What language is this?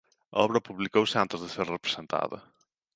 Galician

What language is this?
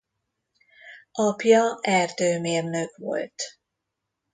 Hungarian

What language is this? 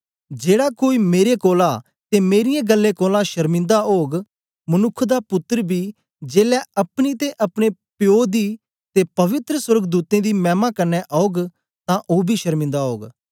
Dogri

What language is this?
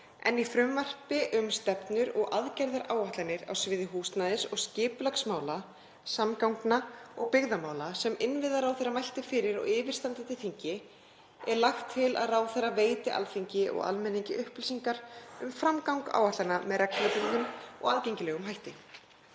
Icelandic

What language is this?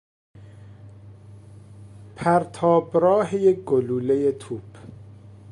Persian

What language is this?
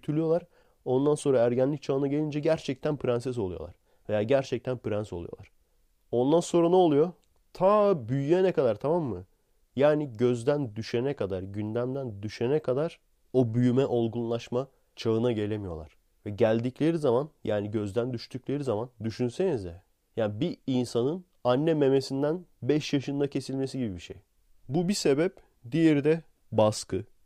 Turkish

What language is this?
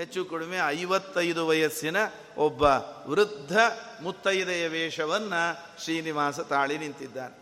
Kannada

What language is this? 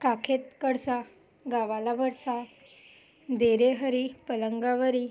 Marathi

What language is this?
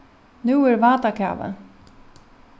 Faroese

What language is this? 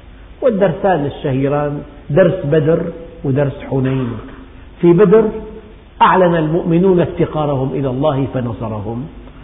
Arabic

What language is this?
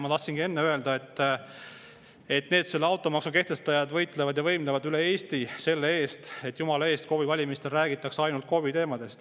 Estonian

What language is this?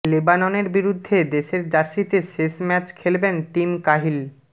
Bangla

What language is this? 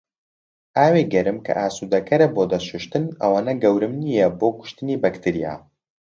Central Kurdish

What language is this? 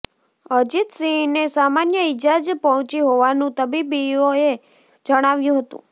Gujarati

